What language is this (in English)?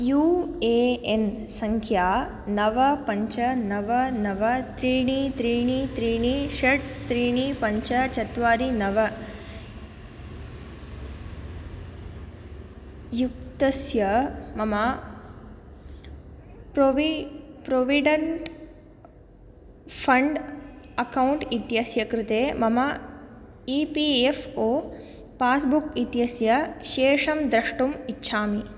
Sanskrit